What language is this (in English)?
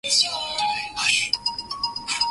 Swahili